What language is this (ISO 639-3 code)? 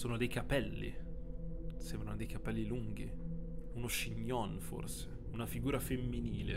ita